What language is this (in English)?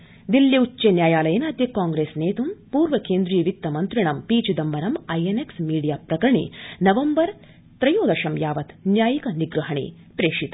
Sanskrit